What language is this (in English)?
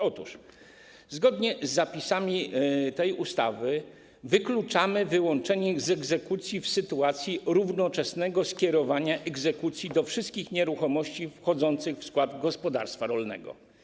Polish